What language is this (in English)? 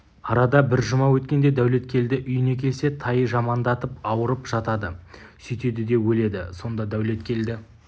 Kazakh